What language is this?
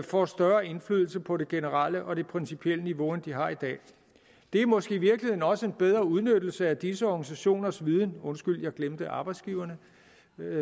Danish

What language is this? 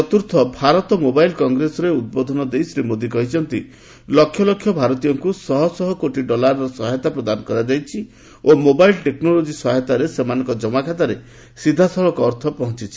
Odia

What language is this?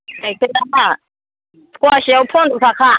Bodo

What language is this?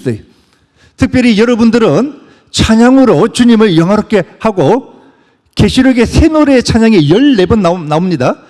Korean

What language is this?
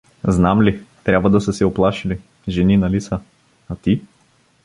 Bulgarian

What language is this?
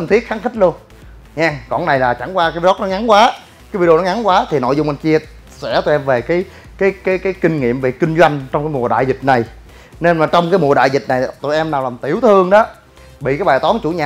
Vietnamese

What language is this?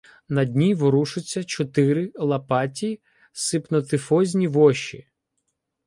Ukrainian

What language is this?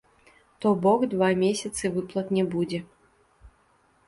Belarusian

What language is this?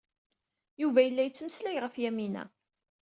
Kabyle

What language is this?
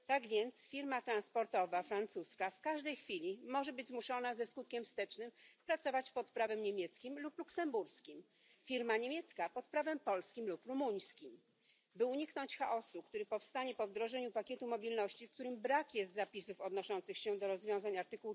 Polish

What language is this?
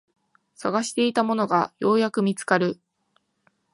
Japanese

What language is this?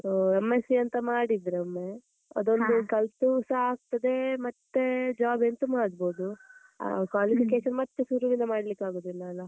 Kannada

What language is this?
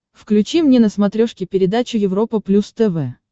Russian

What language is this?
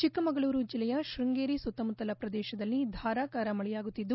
Kannada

